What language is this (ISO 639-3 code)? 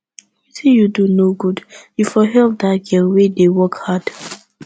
pcm